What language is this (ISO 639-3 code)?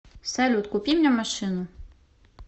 rus